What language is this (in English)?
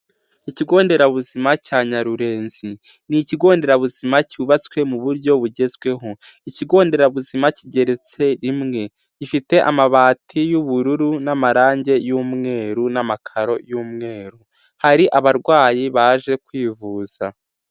Kinyarwanda